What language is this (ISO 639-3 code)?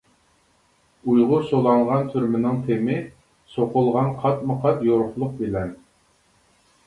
uig